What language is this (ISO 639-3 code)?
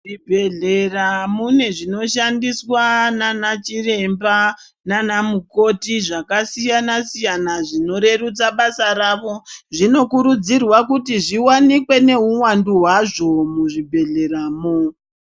ndc